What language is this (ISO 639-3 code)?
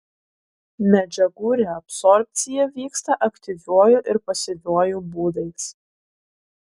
lit